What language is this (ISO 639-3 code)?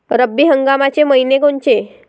mar